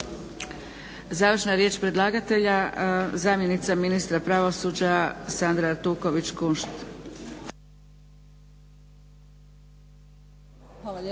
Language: Croatian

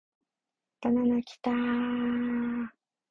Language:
Japanese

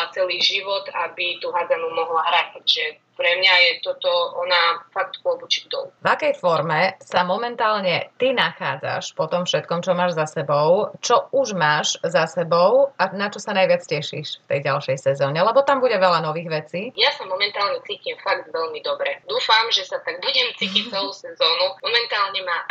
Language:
Slovak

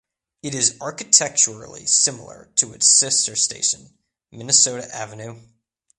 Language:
English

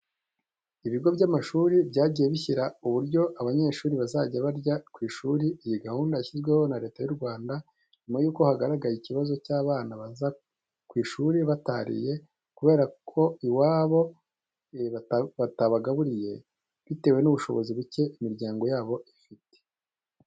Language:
Kinyarwanda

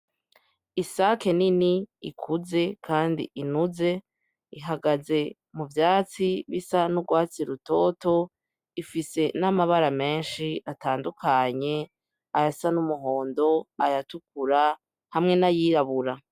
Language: Rundi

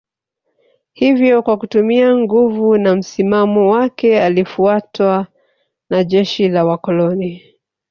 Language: Swahili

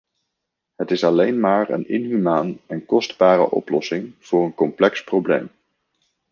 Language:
Dutch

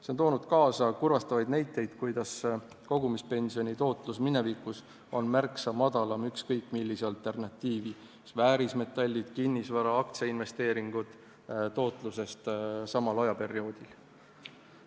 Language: Estonian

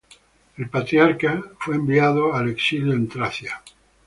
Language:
Spanish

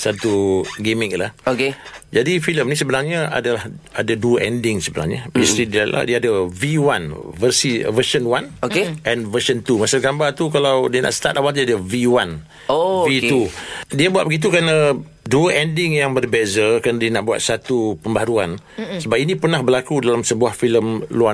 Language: Malay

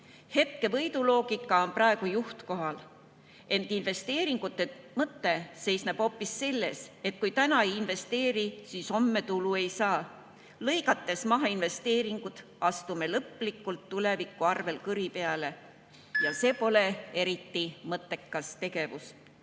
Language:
Estonian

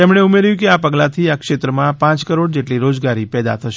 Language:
Gujarati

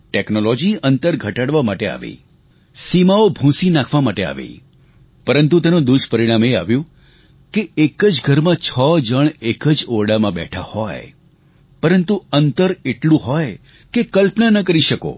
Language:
Gujarati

